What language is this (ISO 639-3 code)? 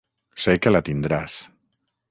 cat